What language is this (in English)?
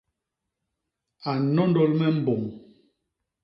Basaa